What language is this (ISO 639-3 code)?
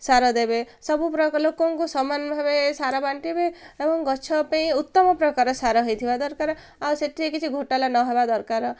ori